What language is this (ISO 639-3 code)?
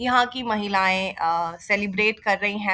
hin